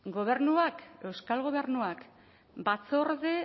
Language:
Basque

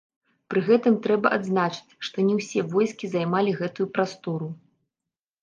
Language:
Belarusian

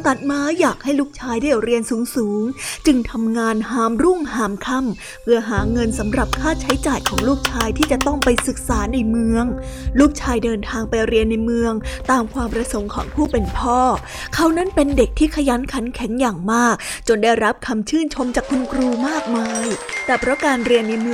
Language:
Thai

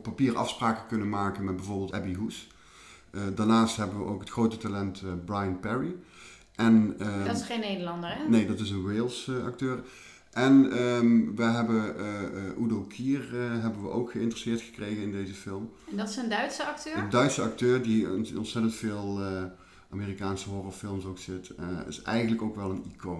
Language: Dutch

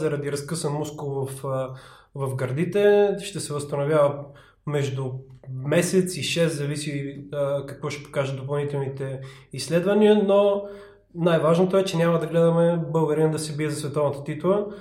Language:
Bulgarian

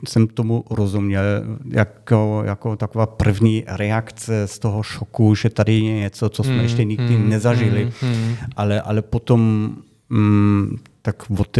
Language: Czech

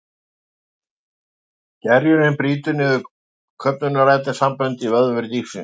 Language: Icelandic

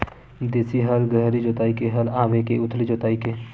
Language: Chhattisgarhi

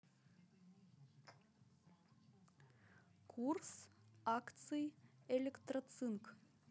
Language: Russian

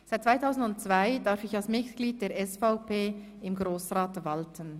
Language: Swiss German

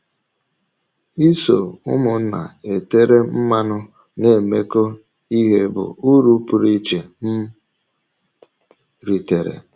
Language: Igbo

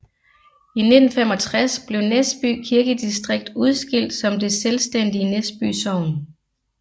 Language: Danish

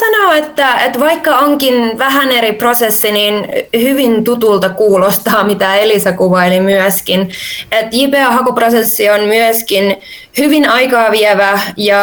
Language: Finnish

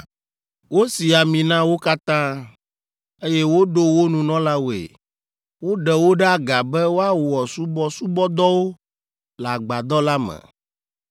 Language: Ewe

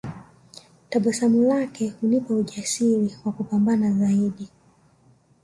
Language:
Swahili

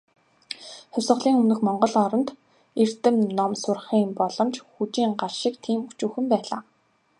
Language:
Mongolian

